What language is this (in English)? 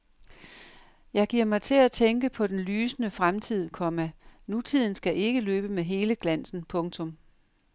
Danish